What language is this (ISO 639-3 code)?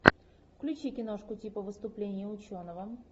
rus